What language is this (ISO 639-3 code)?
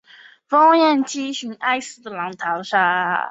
zho